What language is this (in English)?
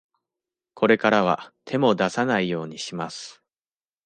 Japanese